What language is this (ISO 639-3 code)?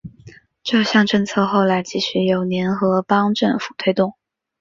zho